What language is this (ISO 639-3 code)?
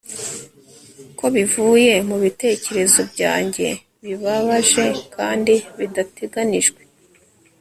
kin